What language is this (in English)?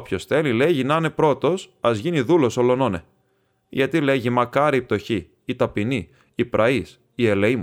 Greek